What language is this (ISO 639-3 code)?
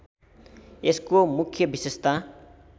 nep